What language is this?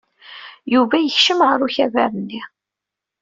Kabyle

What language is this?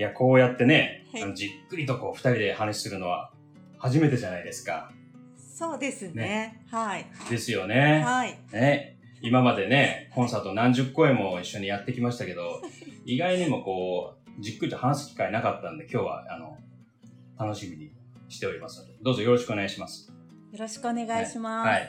Japanese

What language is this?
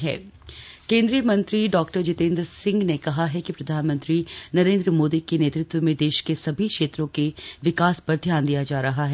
Hindi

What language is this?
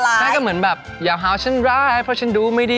Thai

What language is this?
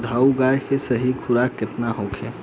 Bhojpuri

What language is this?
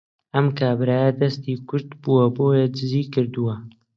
Central Kurdish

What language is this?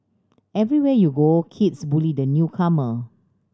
English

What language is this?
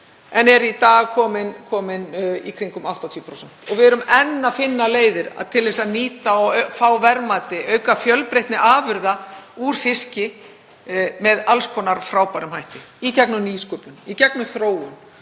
Icelandic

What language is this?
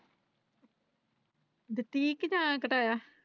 Punjabi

